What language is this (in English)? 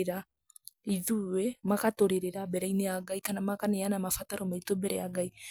Kikuyu